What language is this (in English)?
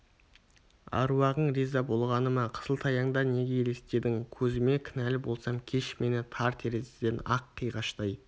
Kazakh